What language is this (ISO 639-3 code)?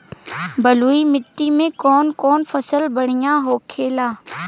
bho